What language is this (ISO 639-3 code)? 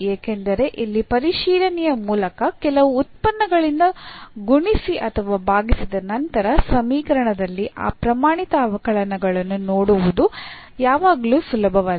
kan